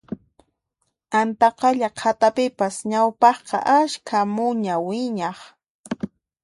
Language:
Puno Quechua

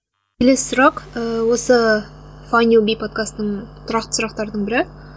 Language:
Kazakh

